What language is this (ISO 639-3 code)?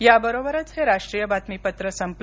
mar